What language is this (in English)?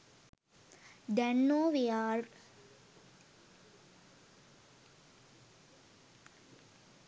Sinhala